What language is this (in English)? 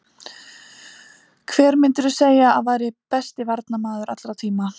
Icelandic